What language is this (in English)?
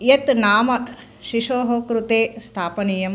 Sanskrit